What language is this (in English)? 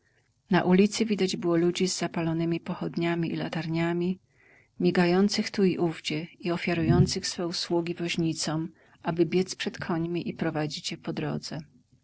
Polish